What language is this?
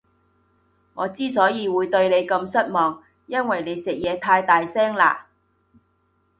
Cantonese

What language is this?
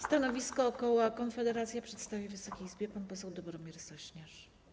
Polish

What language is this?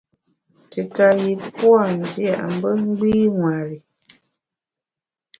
Bamun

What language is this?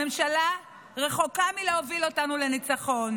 Hebrew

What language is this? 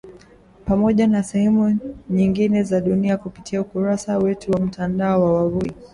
Swahili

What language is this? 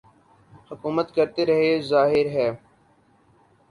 Urdu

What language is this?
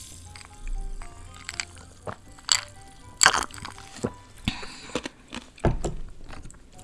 Korean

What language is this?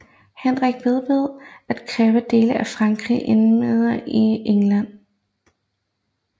Danish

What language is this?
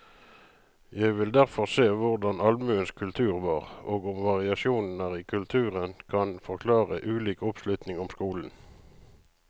Norwegian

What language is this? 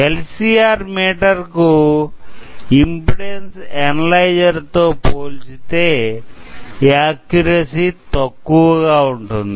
Telugu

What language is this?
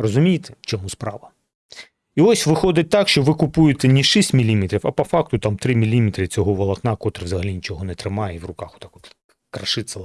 Ukrainian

